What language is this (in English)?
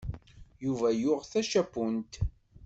Kabyle